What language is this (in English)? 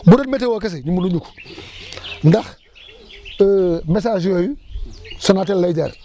Wolof